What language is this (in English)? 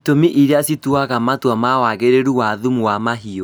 Kikuyu